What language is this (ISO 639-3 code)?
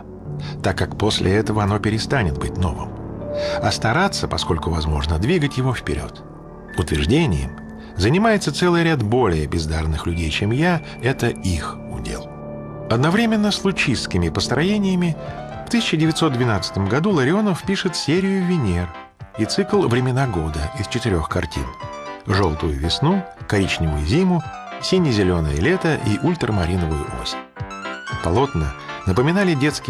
rus